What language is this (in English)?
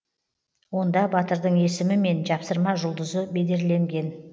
Kazakh